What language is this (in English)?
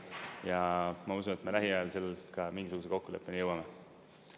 Estonian